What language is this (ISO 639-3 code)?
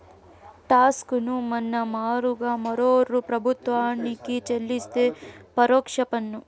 tel